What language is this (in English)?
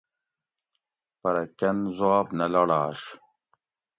Gawri